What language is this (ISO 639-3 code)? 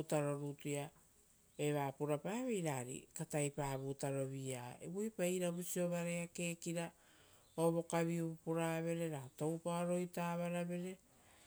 roo